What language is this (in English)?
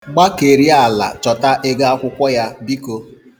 Igbo